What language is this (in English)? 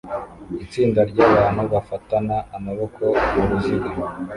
Kinyarwanda